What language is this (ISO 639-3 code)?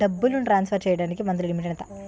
tel